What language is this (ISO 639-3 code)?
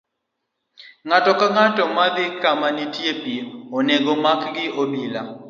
luo